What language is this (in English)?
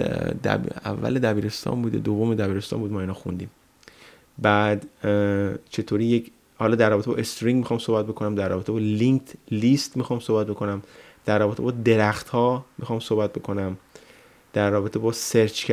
Persian